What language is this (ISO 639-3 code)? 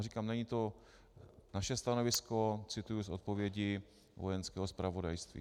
ces